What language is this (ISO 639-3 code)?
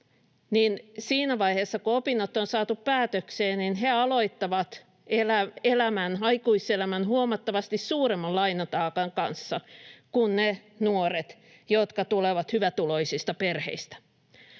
fin